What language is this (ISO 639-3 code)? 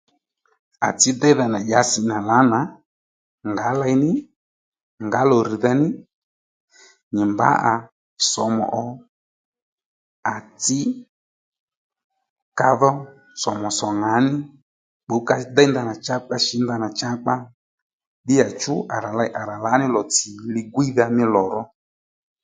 led